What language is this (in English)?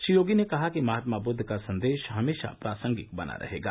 Hindi